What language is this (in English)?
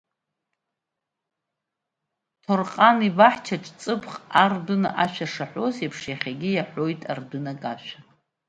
Abkhazian